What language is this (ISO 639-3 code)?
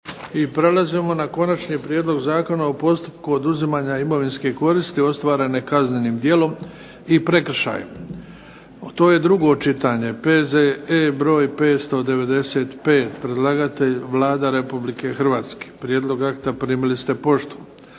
hrv